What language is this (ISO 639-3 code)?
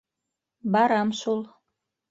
bak